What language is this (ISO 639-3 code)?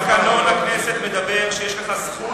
heb